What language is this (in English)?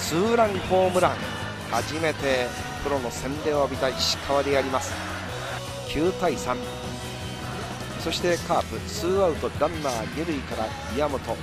Japanese